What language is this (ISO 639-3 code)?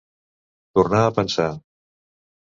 cat